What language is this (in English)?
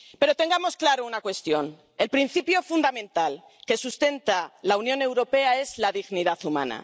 Spanish